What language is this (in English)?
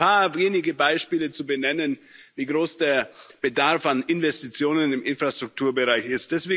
German